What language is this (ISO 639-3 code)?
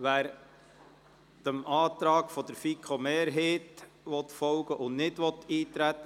gsw